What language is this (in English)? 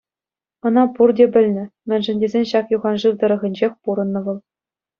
Chuvash